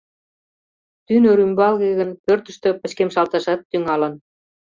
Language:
Mari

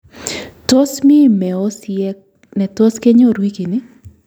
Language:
Kalenjin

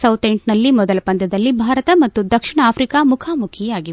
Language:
Kannada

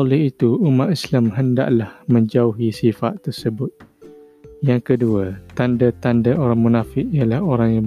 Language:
Malay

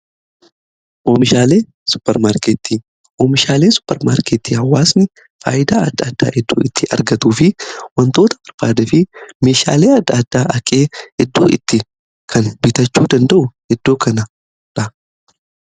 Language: Oromo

